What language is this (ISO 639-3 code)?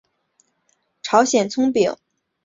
zho